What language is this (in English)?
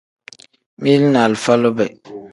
Tem